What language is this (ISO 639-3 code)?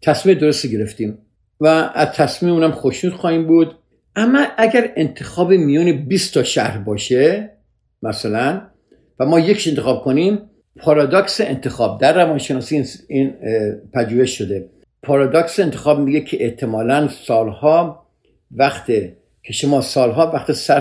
fas